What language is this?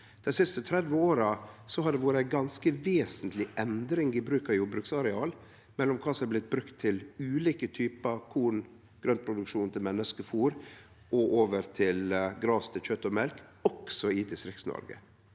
Norwegian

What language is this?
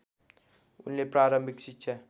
Nepali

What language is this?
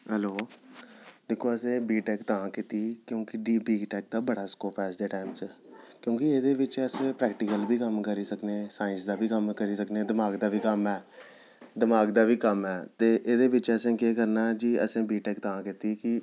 Dogri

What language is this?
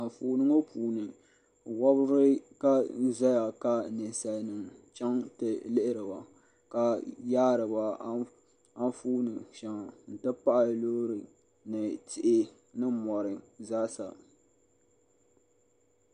Dagbani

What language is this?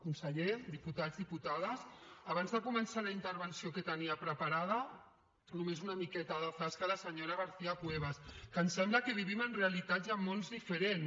Catalan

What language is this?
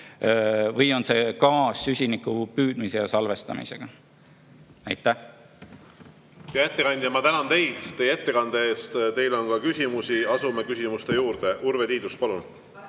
Estonian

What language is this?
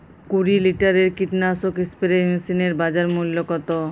Bangla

